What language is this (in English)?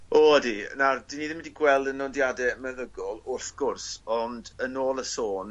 Welsh